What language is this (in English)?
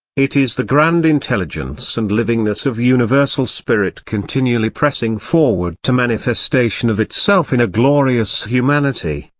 English